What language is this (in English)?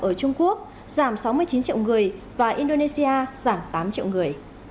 Vietnamese